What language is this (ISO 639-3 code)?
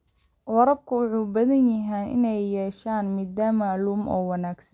som